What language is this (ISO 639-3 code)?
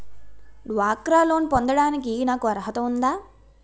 tel